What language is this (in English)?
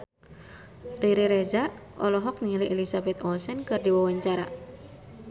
Sundanese